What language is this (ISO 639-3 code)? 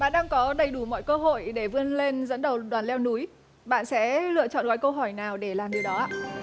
vie